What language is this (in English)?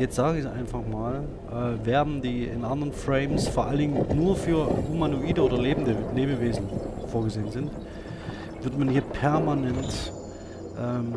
German